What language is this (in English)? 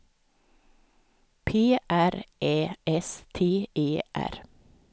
Swedish